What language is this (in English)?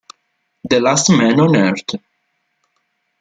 Italian